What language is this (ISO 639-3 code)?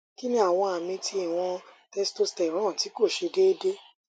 yor